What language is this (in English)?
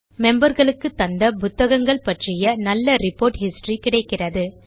Tamil